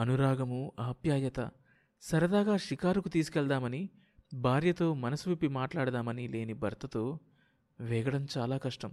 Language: Telugu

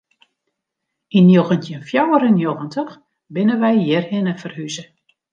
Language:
Western Frisian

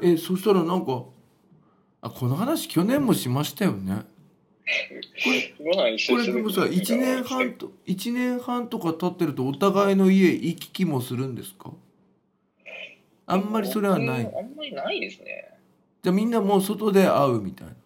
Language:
Japanese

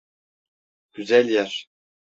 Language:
Turkish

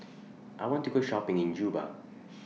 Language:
English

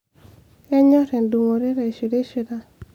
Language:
Masai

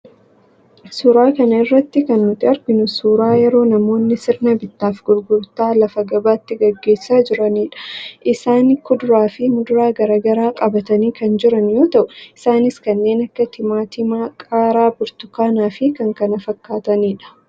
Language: Oromo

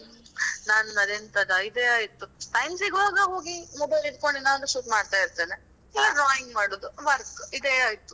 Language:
Kannada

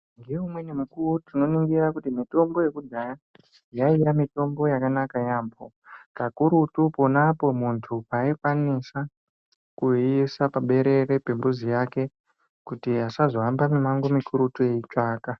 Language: Ndau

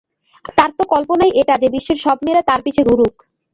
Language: Bangla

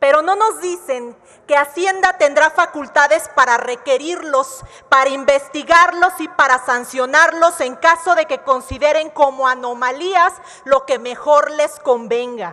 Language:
Spanish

